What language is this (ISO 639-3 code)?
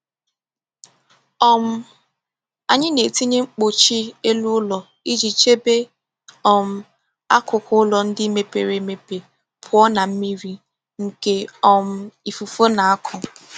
ibo